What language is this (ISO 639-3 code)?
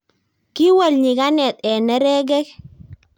kln